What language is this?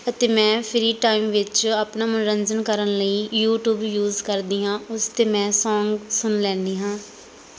Punjabi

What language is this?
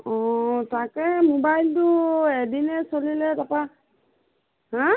Assamese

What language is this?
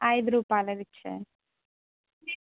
Telugu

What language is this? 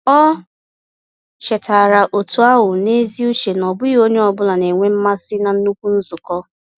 Igbo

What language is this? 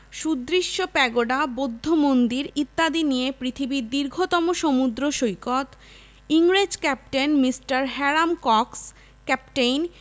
Bangla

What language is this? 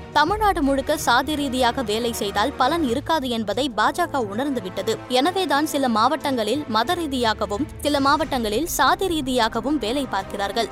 Tamil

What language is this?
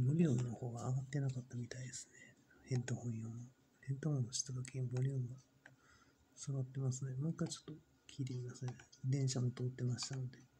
Japanese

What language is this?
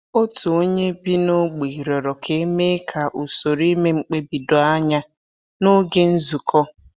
Igbo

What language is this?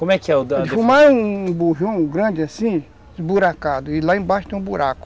Portuguese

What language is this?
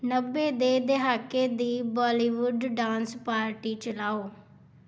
Punjabi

